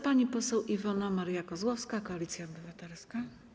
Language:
Polish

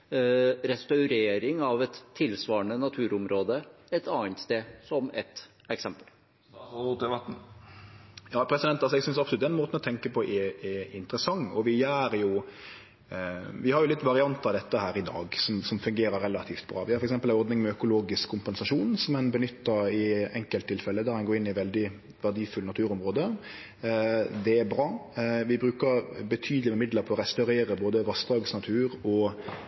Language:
Norwegian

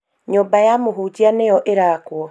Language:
Kikuyu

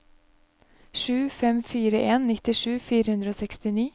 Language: Norwegian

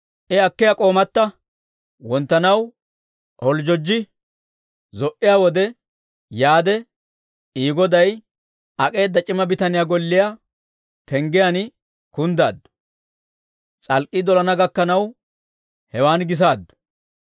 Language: Dawro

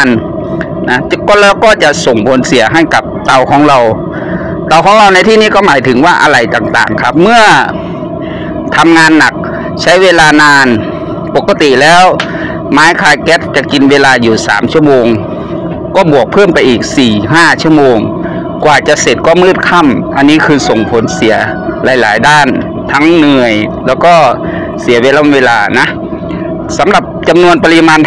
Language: Thai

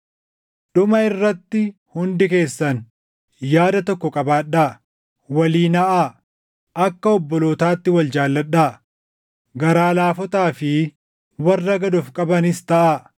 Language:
Oromo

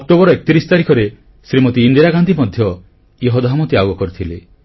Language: Odia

